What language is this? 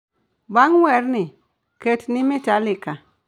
Luo (Kenya and Tanzania)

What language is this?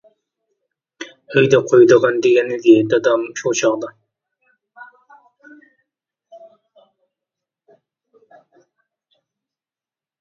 Uyghur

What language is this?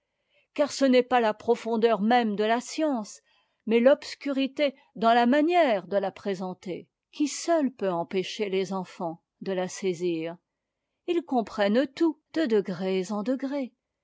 French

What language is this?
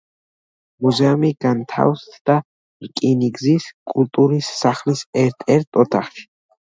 Georgian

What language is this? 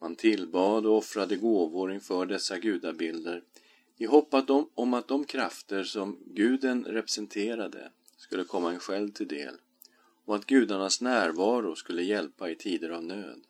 Swedish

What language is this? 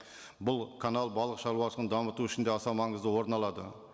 Kazakh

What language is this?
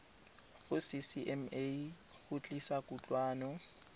Tswana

